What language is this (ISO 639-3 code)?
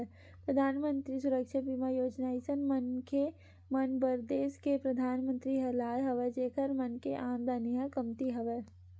hne